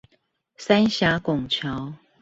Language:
Chinese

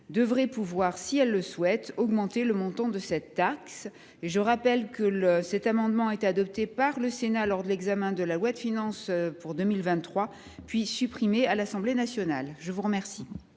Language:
French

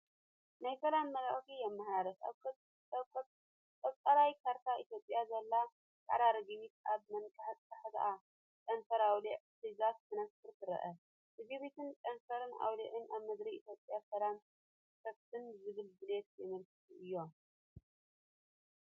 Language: Tigrinya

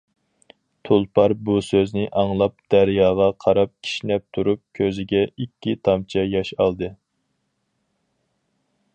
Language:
Uyghur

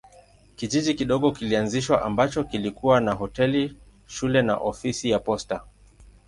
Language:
Swahili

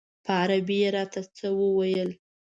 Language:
Pashto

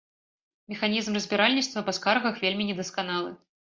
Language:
Belarusian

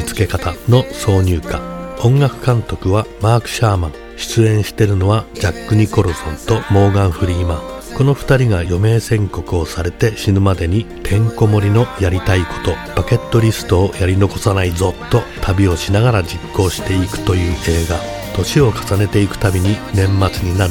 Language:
Japanese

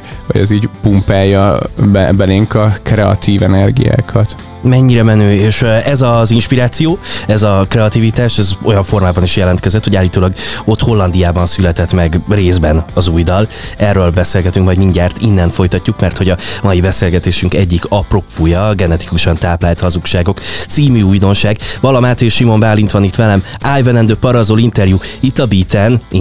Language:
Hungarian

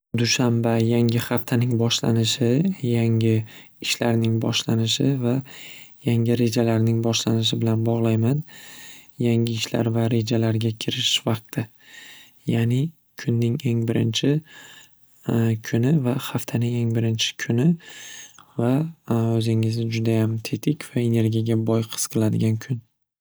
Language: Uzbek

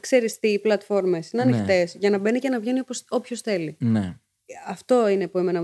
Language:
Greek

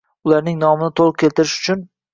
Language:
Uzbek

